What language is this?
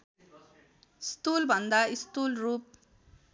Nepali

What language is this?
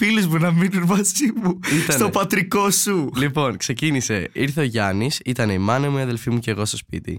Greek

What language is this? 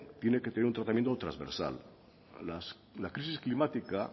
Spanish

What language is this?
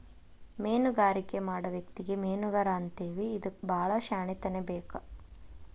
Kannada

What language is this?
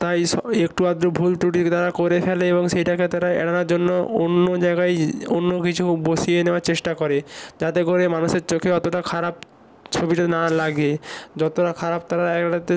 Bangla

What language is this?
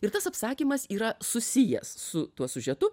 Lithuanian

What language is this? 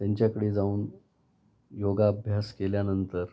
Marathi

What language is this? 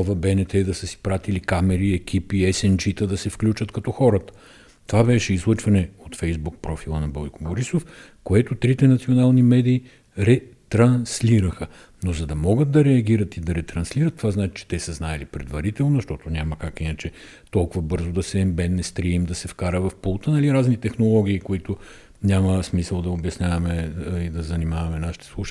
Bulgarian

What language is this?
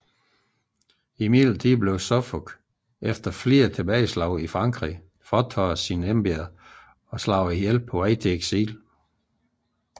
Danish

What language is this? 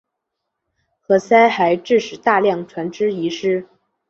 Chinese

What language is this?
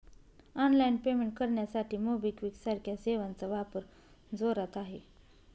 Marathi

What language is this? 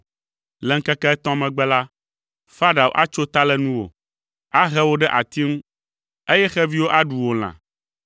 Ewe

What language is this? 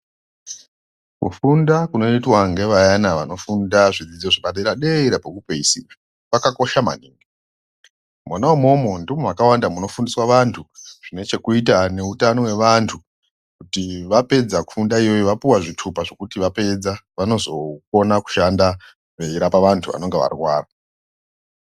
Ndau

